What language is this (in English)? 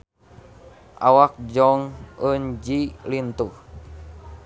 Sundanese